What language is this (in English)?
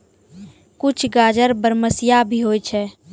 Maithili